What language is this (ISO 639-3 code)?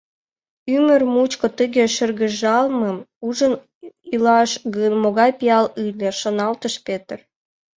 chm